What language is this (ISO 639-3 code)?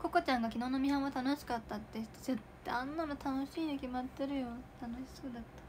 jpn